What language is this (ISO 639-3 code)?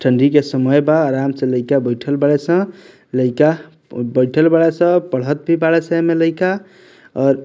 bho